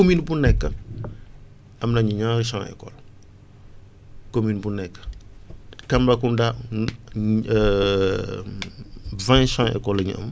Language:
Wolof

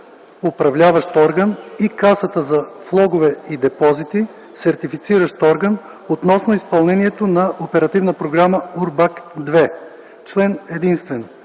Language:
Bulgarian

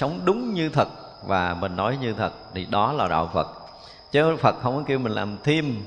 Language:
Vietnamese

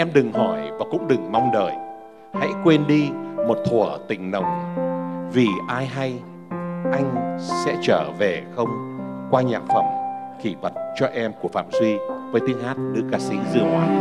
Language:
Vietnamese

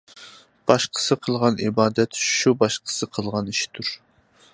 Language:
Uyghur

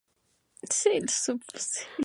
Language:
Spanish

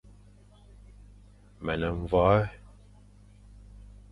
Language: Fang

